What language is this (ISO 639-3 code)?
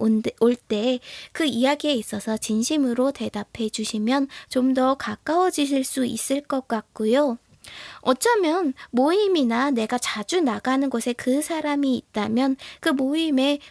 kor